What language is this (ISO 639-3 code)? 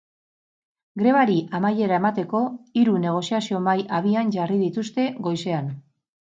eus